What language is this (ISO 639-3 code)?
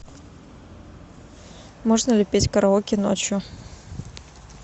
rus